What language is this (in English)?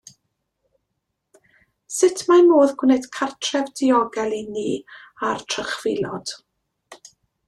Welsh